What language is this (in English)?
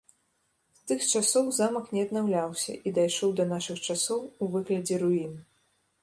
Belarusian